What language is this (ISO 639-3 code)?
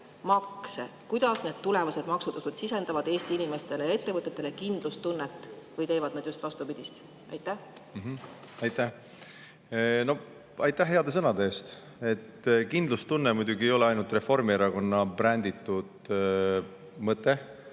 est